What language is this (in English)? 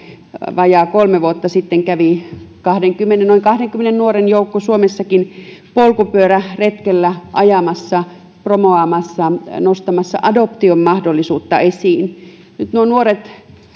Finnish